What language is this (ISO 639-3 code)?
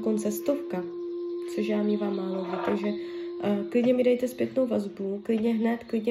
ces